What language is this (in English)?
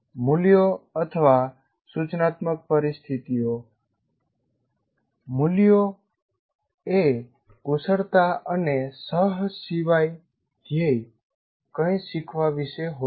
Gujarati